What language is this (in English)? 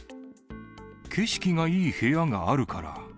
Japanese